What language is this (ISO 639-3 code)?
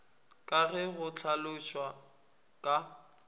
nso